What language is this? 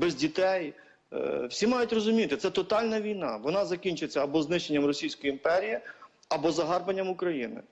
Ukrainian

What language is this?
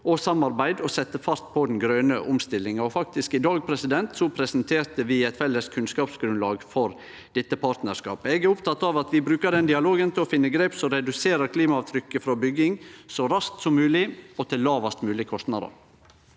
Norwegian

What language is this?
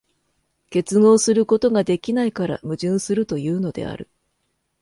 Japanese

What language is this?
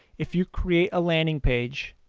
English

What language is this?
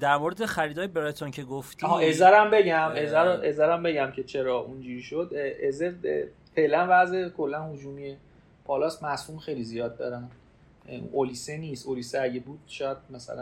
Persian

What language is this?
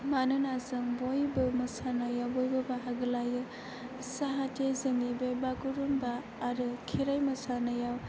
Bodo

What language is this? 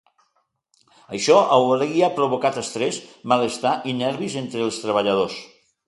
Catalan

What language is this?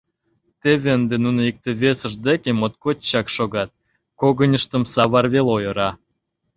Mari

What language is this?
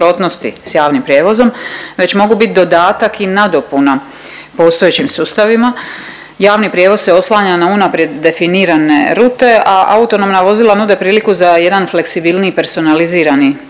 Croatian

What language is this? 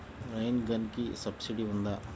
Telugu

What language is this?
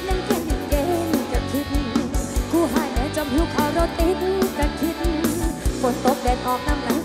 Thai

